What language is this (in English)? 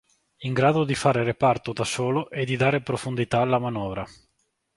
Italian